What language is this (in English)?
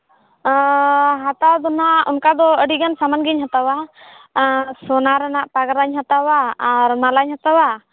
Santali